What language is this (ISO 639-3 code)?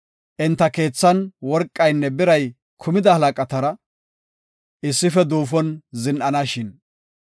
gof